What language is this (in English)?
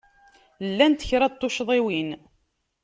Kabyle